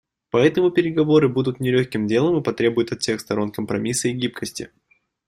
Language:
Russian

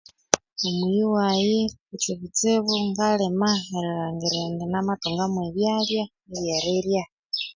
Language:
Konzo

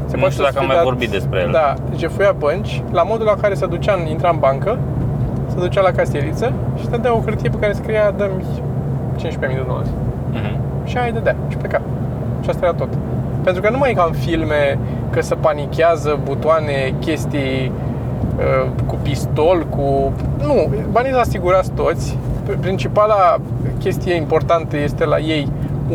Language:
Romanian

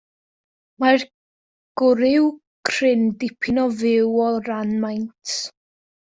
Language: Welsh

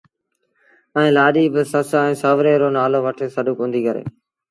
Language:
Sindhi Bhil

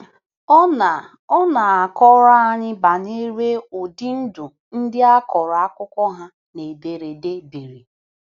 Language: Igbo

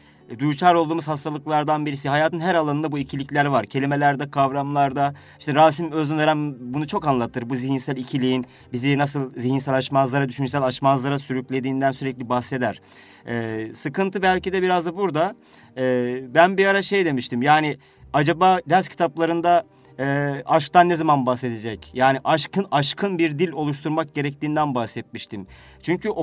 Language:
Turkish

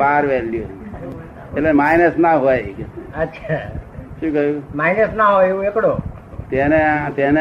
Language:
Gujarati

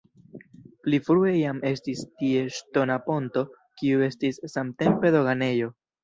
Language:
Esperanto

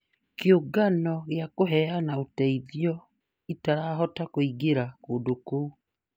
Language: Kikuyu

